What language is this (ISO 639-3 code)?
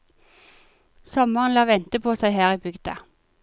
nor